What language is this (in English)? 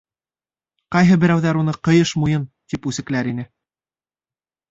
Bashkir